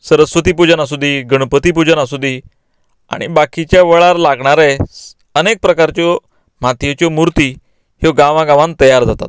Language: Konkani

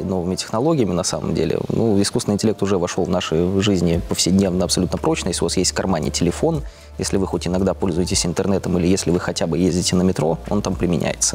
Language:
Russian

